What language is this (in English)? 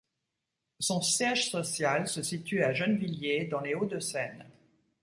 French